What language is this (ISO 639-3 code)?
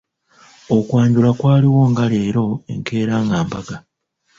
lug